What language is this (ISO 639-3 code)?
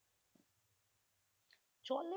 ben